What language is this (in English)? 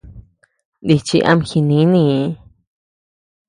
Tepeuxila Cuicatec